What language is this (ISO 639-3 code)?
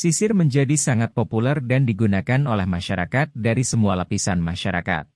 ind